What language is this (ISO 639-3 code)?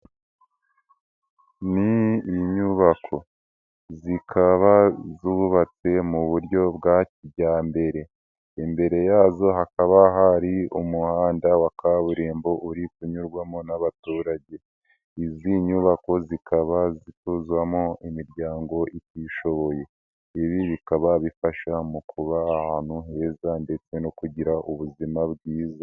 kin